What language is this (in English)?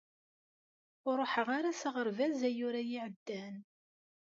Kabyle